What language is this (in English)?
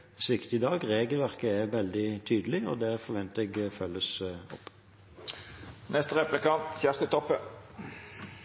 Norwegian Bokmål